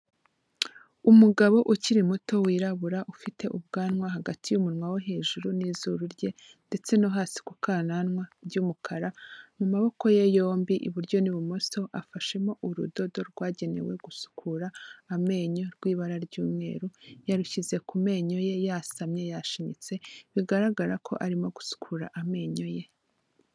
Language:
Kinyarwanda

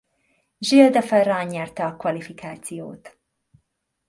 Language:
Hungarian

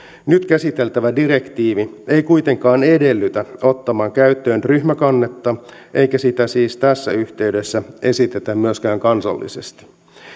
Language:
Finnish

